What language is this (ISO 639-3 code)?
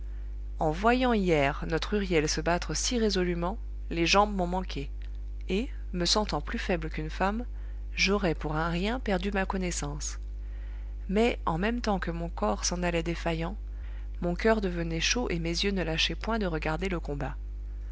fra